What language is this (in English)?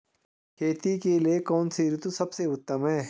Hindi